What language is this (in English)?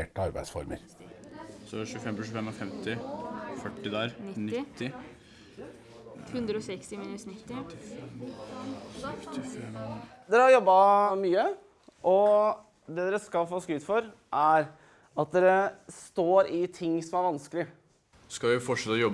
Norwegian